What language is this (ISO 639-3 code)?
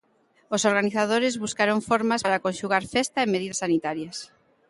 glg